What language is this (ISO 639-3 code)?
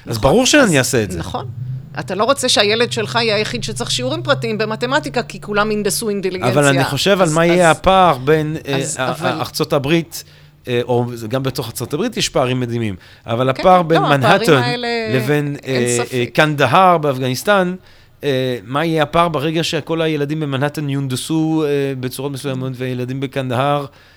heb